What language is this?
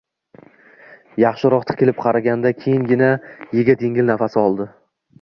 Uzbek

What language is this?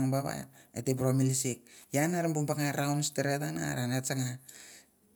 Mandara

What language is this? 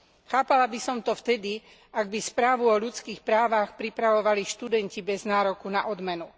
Slovak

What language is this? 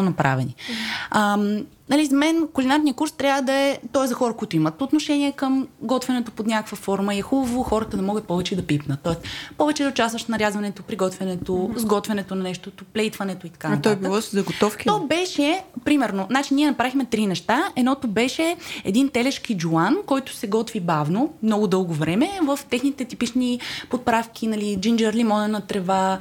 Bulgarian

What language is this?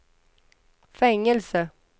Swedish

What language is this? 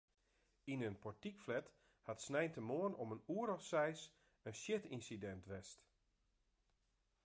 Western Frisian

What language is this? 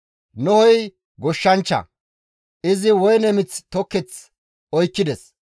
Gamo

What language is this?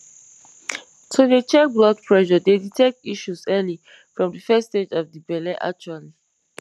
Nigerian Pidgin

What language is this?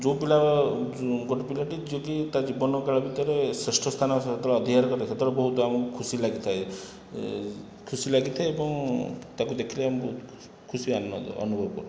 Odia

